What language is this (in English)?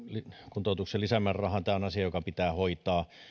Finnish